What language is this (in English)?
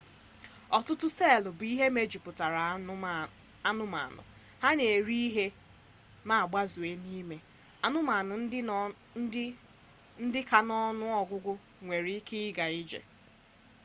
Igbo